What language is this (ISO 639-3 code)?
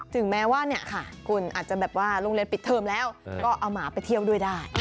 tha